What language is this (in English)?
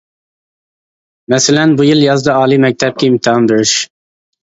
Uyghur